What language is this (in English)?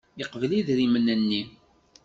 Kabyle